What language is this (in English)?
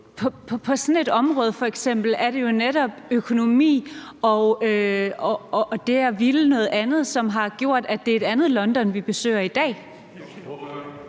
Danish